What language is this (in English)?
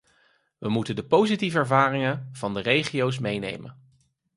Dutch